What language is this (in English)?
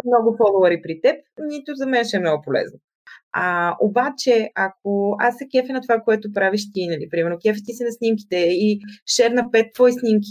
Bulgarian